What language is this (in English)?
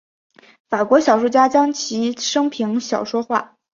Chinese